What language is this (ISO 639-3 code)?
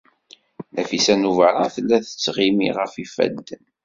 kab